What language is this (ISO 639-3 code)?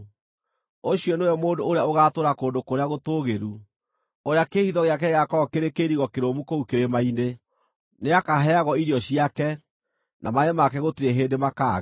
kik